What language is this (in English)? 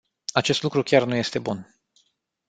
Romanian